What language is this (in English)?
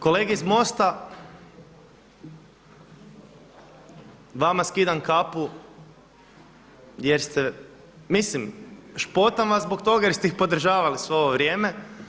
Croatian